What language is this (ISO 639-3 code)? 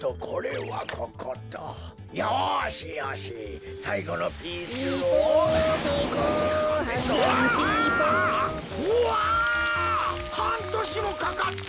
jpn